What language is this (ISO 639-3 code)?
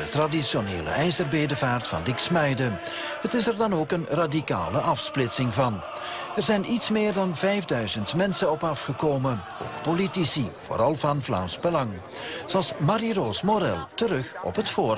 nld